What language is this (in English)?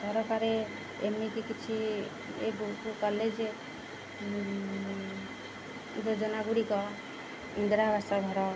Odia